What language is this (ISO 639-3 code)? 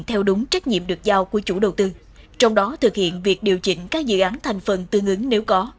vie